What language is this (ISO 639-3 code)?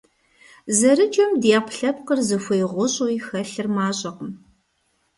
kbd